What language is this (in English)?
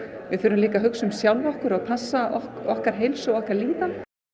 Icelandic